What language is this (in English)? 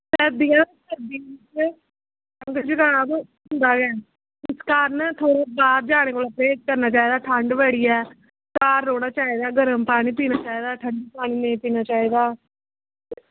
Dogri